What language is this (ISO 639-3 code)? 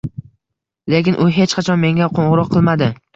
uzb